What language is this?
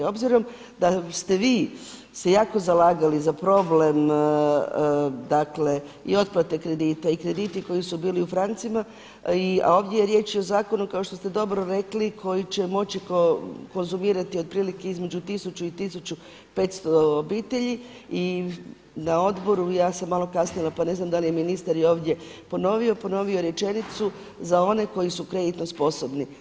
Croatian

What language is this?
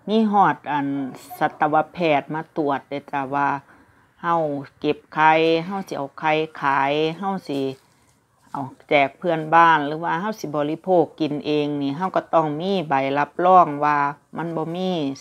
Thai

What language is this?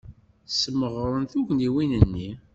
Kabyle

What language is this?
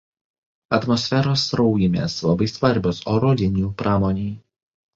Lithuanian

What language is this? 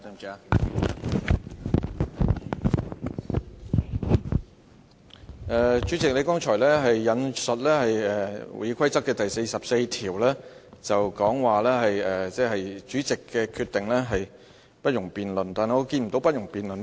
Cantonese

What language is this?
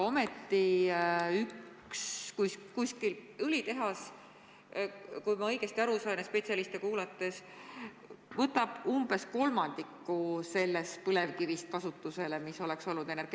Estonian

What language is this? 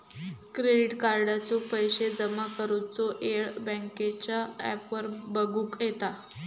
Marathi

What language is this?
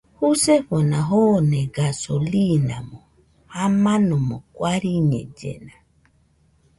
Nüpode Huitoto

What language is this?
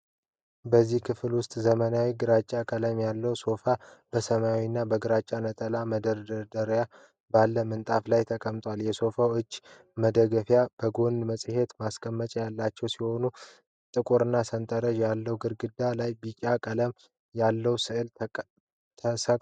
Amharic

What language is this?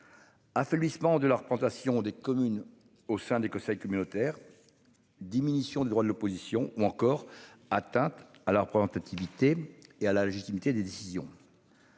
French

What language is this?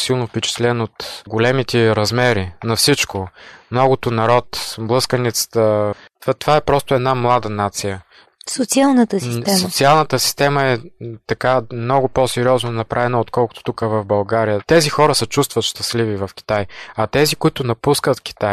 Bulgarian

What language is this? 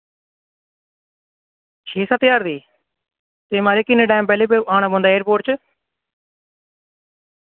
Dogri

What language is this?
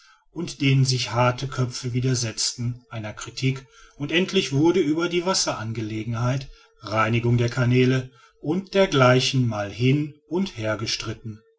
German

